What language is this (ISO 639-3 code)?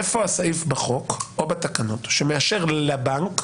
heb